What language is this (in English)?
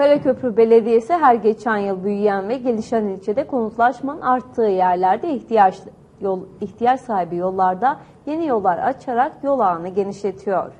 Turkish